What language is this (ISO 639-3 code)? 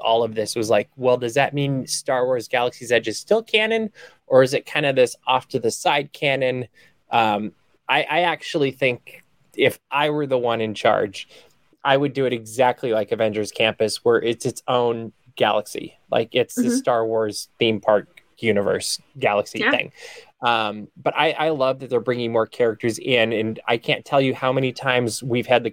eng